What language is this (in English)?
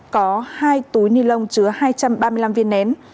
Vietnamese